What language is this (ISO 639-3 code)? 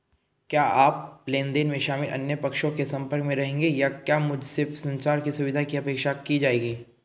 hin